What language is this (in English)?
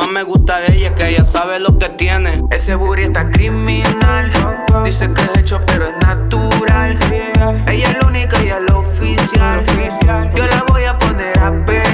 Vietnamese